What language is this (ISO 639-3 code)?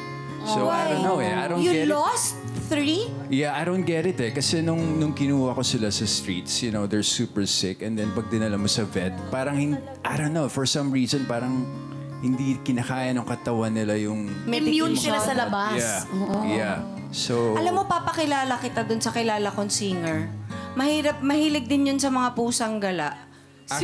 fil